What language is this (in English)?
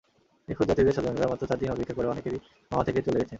Bangla